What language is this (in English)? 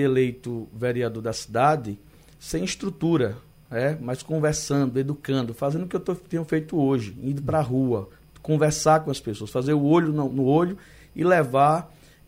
Portuguese